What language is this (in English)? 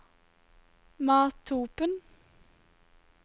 Norwegian